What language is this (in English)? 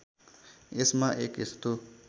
Nepali